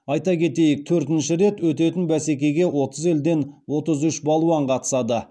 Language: Kazakh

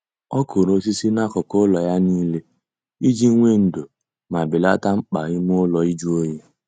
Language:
Igbo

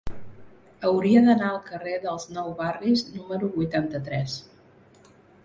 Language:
Catalan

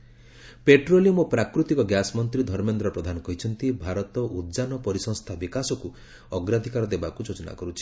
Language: Odia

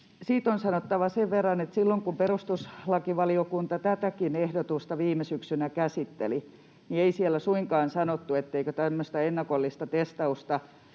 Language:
Finnish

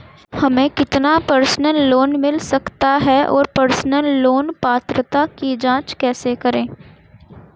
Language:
Hindi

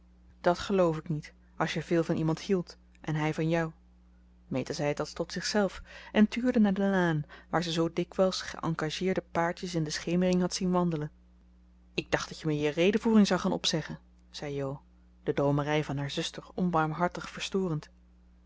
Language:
Dutch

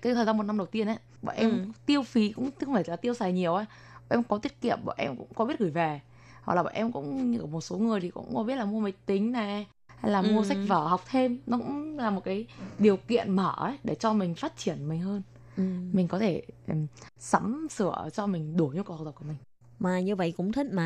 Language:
Vietnamese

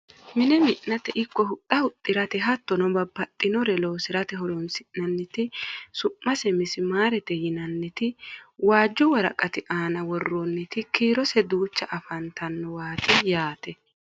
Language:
Sidamo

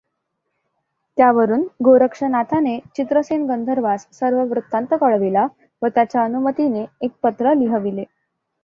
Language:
Marathi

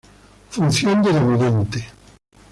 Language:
Spanish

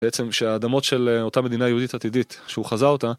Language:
Hebrew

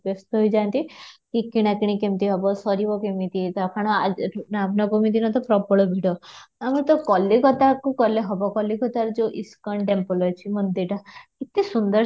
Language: Odia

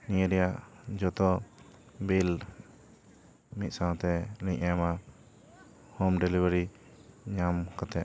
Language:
Santali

